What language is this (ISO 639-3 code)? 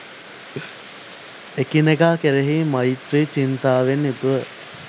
sin